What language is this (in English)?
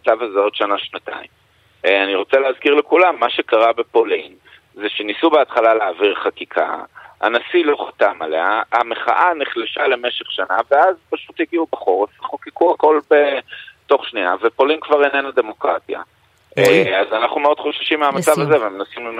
Hebrew